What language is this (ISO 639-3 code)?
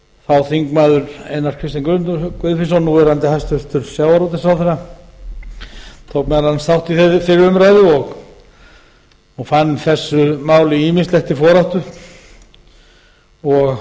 isl